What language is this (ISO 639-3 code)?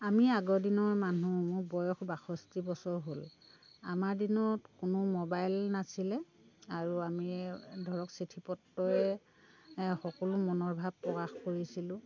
asm